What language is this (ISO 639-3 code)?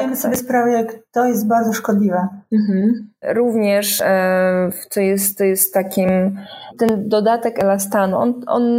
pol